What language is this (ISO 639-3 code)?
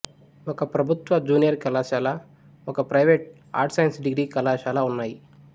tel